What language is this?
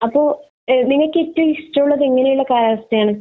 Malayalam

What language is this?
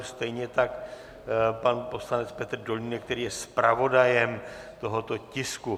Czech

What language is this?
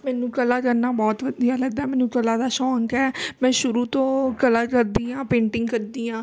Punjabi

